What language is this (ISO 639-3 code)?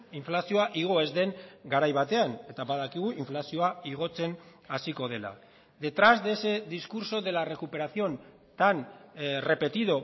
eus